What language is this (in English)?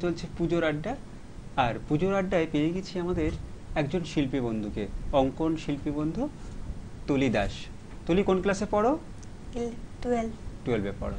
Hindi